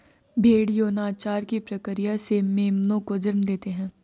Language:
Hindi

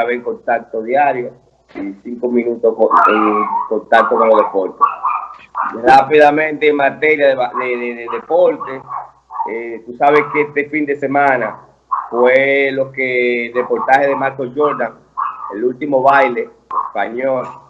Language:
Spanish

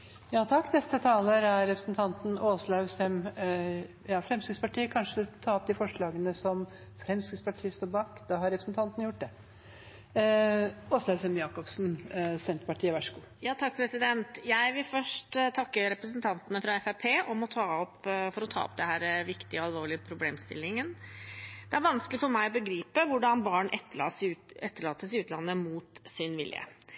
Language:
Norwegian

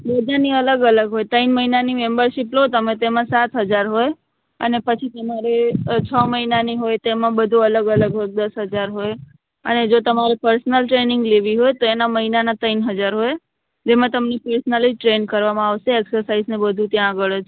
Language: Gujarati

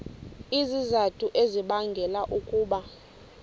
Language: Xhosa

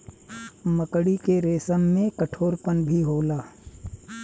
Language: Bhojpuri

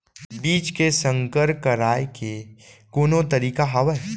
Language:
Chhattisgarhi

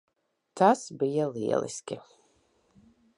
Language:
Latvian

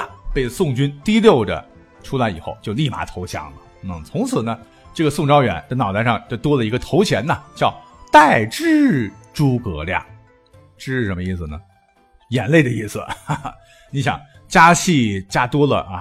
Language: Chinese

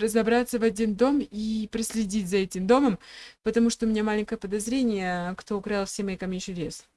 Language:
Russian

